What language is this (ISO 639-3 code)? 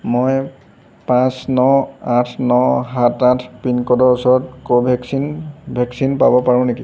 asm